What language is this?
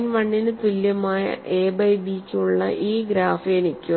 Malayalam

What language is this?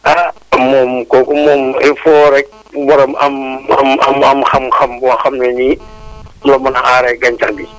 Wolof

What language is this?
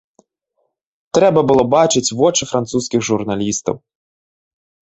Belarusian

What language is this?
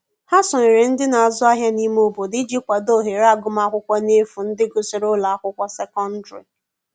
Igbo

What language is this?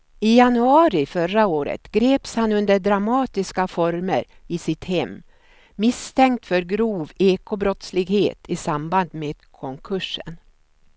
Swedish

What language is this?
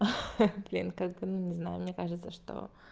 Russian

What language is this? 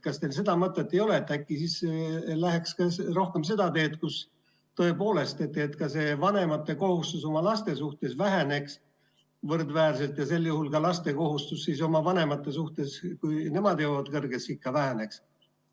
Estonian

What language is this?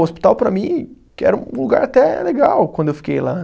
Portuguese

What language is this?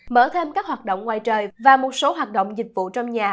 Vietnamese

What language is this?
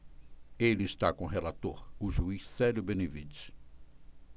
Portuguese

